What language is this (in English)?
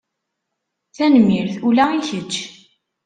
Kabyle